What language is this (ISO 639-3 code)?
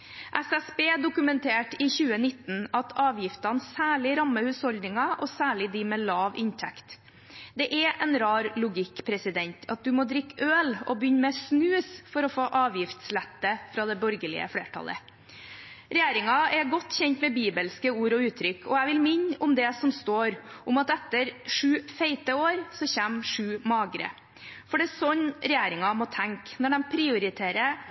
nob